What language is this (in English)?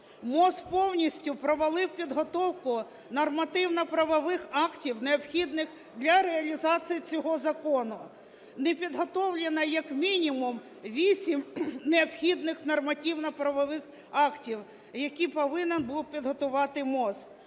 Ukrainian